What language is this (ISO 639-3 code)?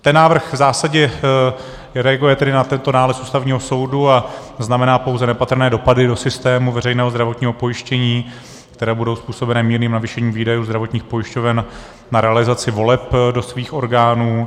ces